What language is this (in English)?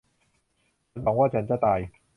Thai